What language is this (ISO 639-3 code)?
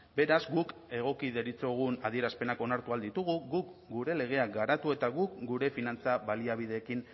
eus